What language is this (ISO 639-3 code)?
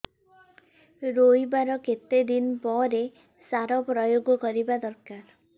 ori